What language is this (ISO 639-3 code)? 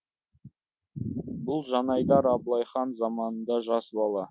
kaz